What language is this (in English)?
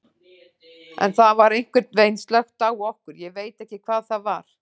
Icelandic